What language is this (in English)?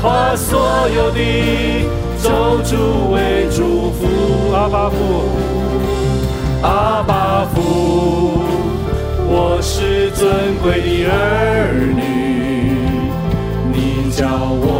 Chinese